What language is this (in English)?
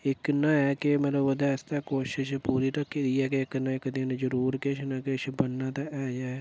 Dogri